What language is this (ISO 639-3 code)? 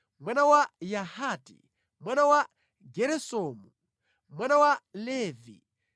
nya